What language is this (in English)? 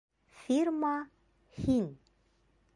Bashkir